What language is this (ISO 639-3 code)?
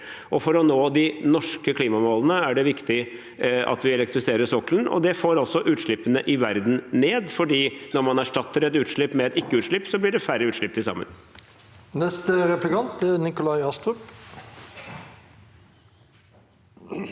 nor